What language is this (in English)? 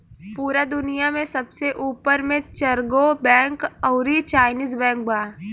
Bhojpuri